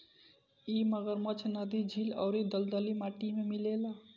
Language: Bhojpuri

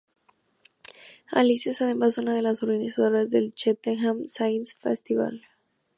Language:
Spanish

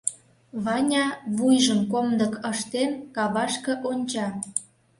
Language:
Mari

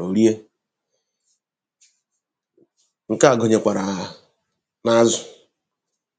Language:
Igbo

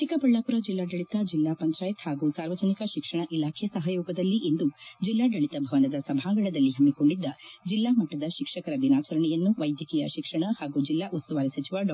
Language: Kannada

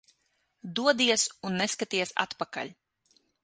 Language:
Latvian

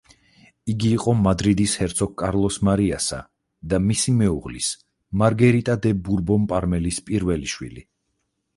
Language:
Georgian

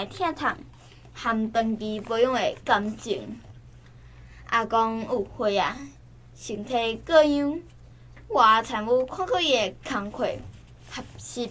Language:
Chinese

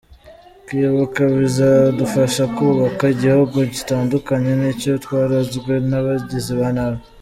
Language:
Kinyarwanda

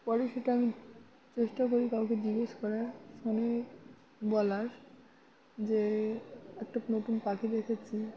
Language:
Bangla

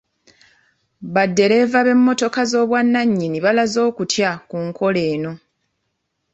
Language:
Ganda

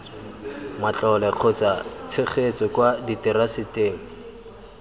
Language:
Tswana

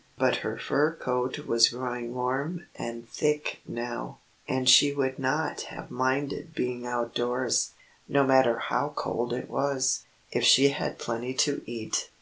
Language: English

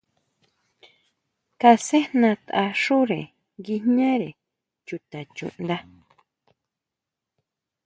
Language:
Huautla Mazatec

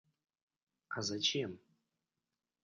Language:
Russian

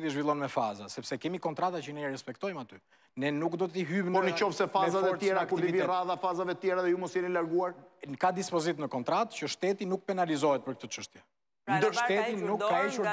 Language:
Romanian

